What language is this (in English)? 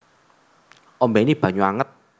Javanese